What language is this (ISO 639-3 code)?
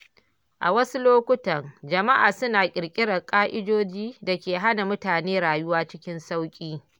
hau